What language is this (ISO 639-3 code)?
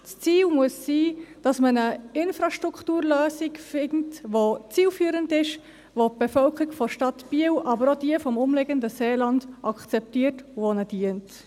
gsw